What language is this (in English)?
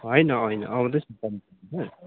Nepali